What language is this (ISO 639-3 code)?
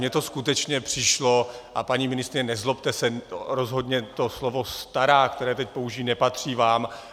ces